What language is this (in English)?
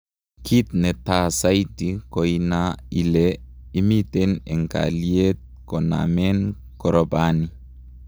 Kalenjin